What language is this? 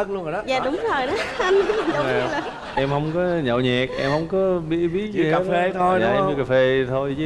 Vietnamese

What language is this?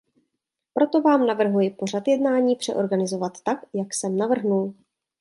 Czech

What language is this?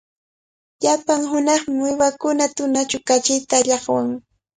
Cajatambo North Lima Quechua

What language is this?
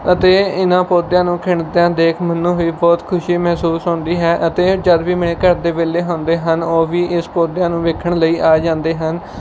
Punjabi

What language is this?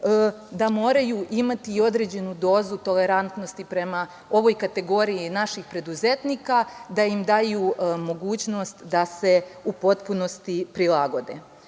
Serbian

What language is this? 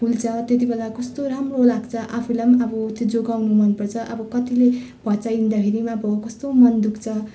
Nepali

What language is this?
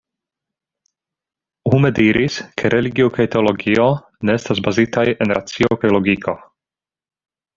Esperanto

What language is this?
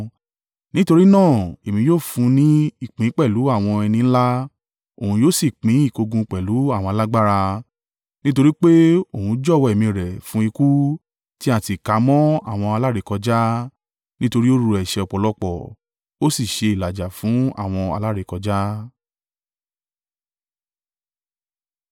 Yoruba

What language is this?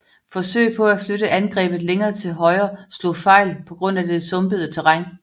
Danish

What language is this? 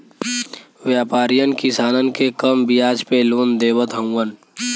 Bhojpuri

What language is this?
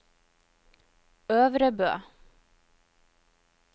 Norwegian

